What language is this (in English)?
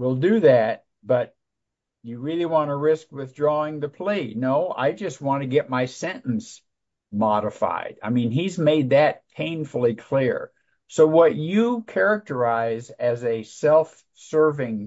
English